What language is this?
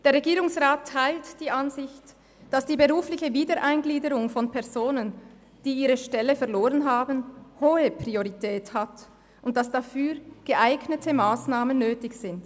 Swiss German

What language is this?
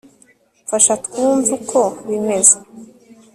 Kinyarwanda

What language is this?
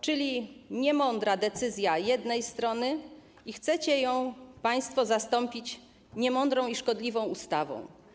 Polish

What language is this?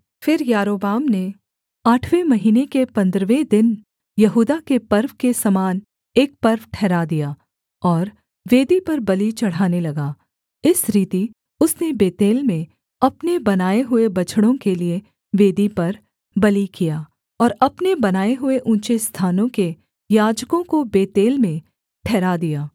Hindi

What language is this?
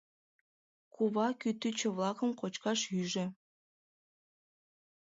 Mari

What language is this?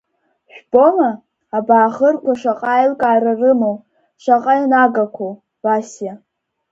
Abkhazian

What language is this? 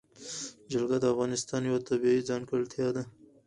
Pashto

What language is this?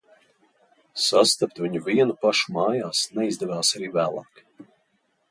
Latvian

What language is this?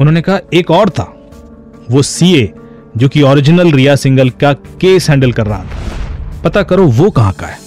Hindi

